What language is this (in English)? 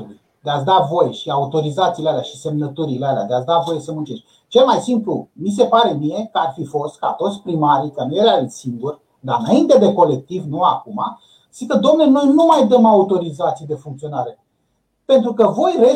Romanian